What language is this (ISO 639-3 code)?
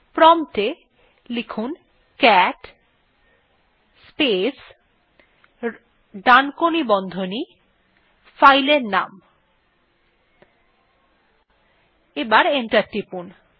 ben